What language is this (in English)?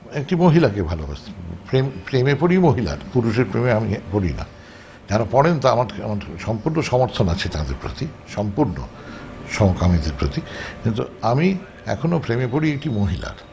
Bangla